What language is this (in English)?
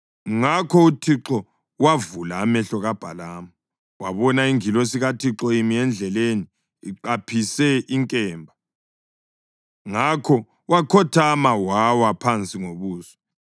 North Ndebele